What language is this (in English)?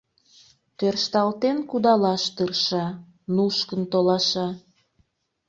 Mari